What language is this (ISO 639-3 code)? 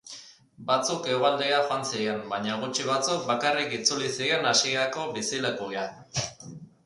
eus